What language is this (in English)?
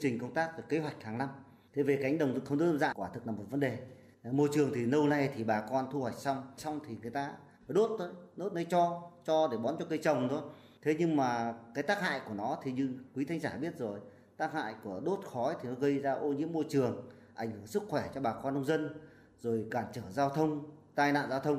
Vietnamese